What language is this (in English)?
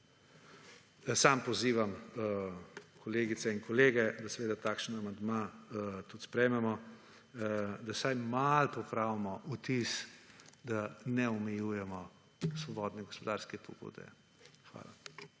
Slovenian